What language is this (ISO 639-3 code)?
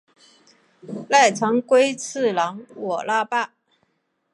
zho